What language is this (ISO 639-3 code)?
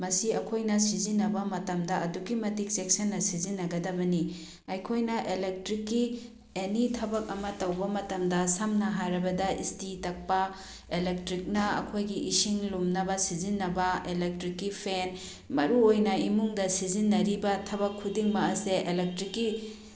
mni